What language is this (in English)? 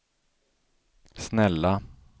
Swedish